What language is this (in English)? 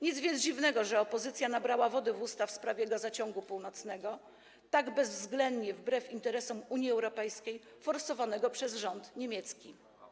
Polish